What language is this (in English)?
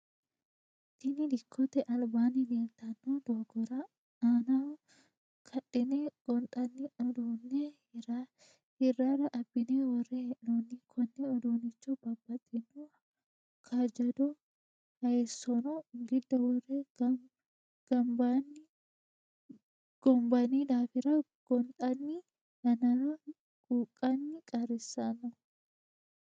Sidamo